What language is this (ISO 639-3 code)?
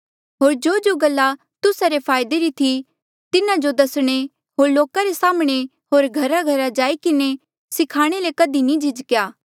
mjl